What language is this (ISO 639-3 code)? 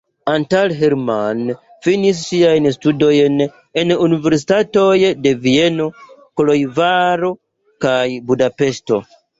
epo